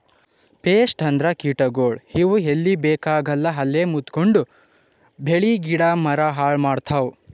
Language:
Kannada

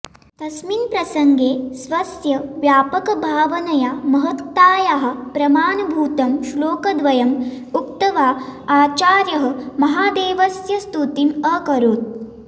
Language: Sanskrit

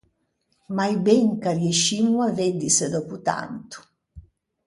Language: Ligurian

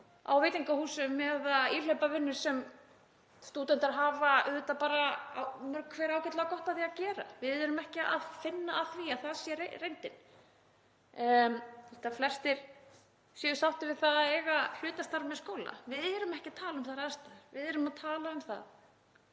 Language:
Icelandic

